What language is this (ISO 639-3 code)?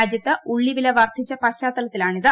mal